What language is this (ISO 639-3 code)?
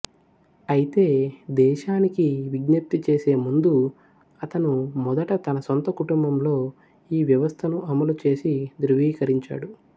tel